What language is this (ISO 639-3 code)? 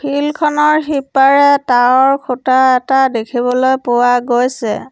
asm